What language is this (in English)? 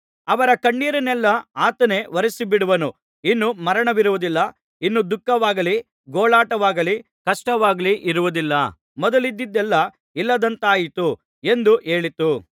Kannada